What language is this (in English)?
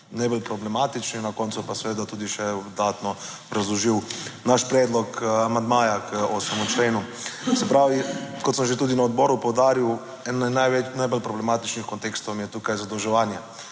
Slovenian